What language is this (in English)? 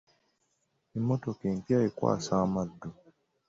Ganda